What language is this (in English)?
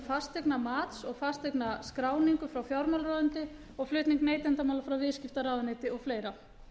Icelandic